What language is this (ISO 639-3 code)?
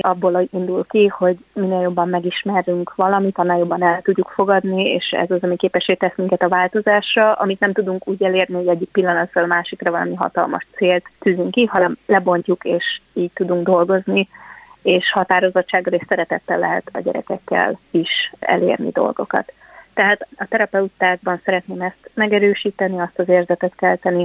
hun